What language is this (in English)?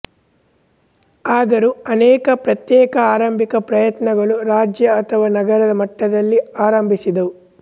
Kannada